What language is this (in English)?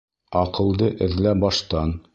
Bashkir